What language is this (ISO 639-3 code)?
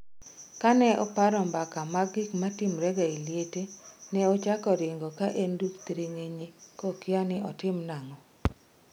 luo